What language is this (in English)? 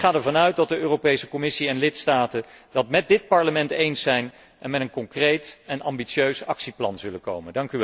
Dutch